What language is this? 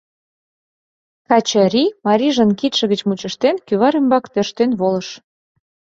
Mari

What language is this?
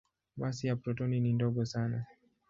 Swahili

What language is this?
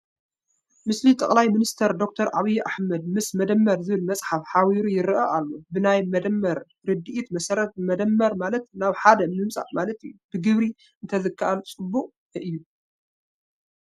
Tigrinya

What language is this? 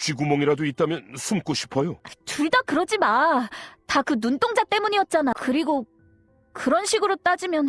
Korean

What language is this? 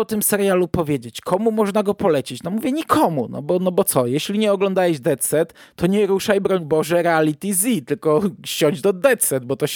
Polish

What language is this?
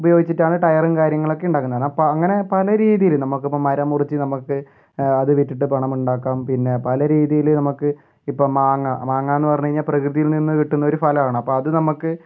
Malayalam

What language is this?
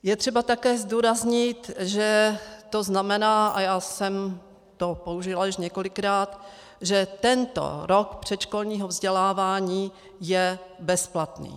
Czech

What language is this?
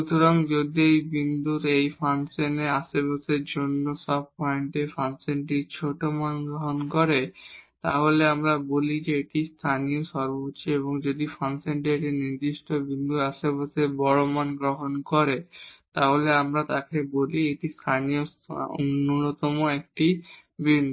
Bangla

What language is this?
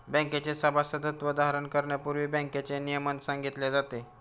Marathi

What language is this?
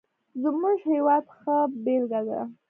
Pashto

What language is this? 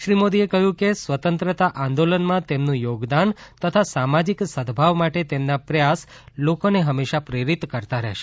Gujarati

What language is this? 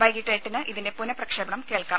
Malayalam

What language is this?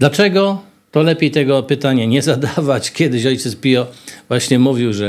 Polish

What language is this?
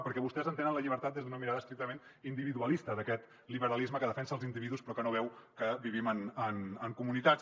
Catalan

